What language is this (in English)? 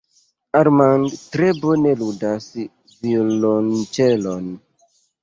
Esperanto